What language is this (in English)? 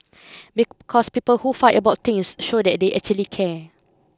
English